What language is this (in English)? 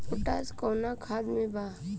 Bhojpuri